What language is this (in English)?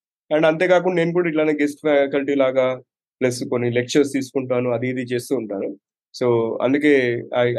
Telugu